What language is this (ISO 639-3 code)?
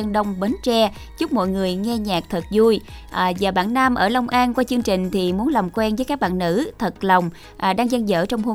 vie